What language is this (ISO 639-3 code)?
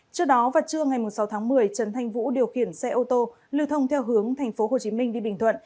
vie